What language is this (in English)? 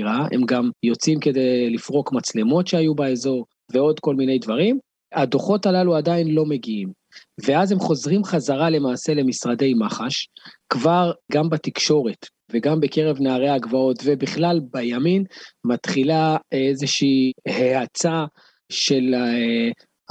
Hebrew